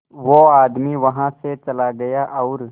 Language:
Hindi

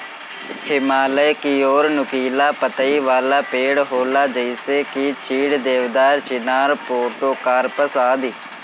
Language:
Bhojpuri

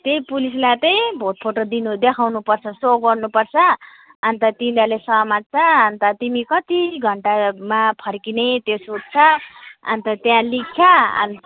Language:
Nepali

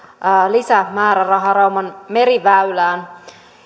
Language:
Finnish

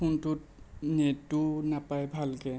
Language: Assamese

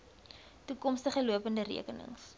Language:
Afrikaans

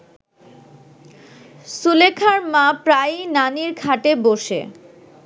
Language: Bangla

